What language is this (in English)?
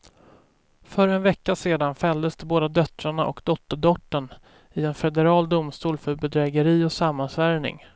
Swedish